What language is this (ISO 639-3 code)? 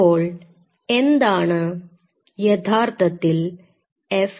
mal